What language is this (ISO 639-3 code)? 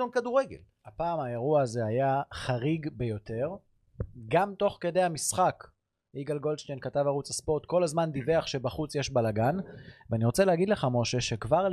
heb